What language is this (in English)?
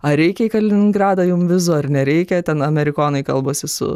Lithuanian